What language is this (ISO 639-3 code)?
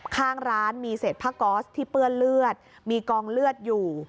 tha